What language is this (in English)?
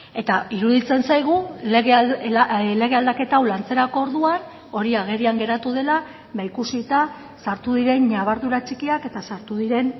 Basque